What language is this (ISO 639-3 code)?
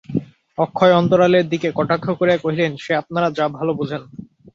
ben